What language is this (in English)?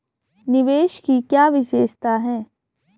Hindi